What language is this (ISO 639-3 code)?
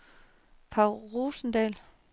dan